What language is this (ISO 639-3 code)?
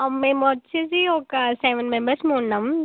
tel